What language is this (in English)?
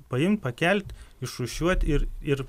Lithuanian